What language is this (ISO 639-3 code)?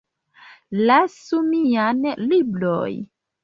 epo